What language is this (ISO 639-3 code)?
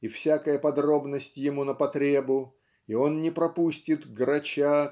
rus